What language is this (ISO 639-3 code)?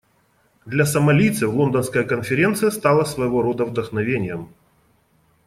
rus